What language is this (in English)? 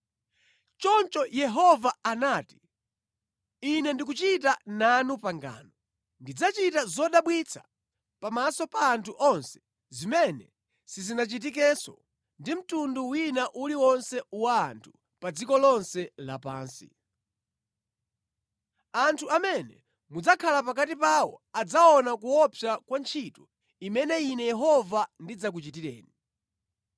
Nyanja